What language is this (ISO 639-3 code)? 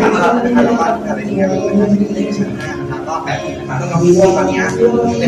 tha